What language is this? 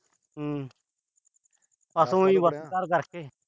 Punjabi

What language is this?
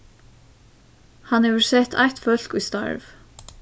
Faroese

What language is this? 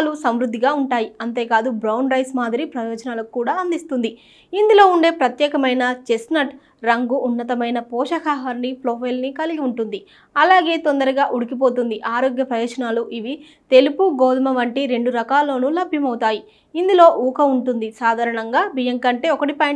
Telugu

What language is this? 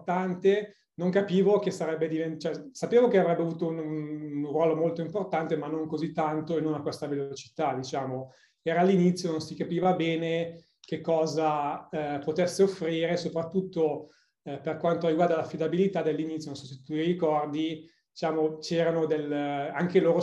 Italian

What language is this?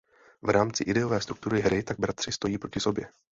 Czech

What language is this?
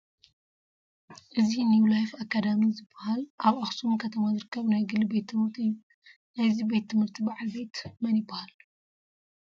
Tigrinya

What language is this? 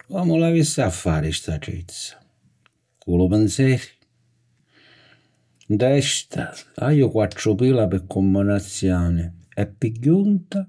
Sicilian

